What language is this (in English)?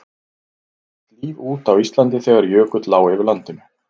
Icelandic